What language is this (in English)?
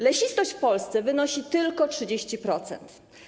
Polish